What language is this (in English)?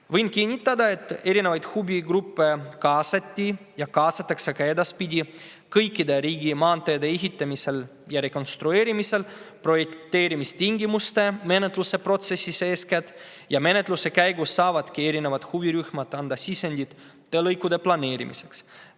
Estonian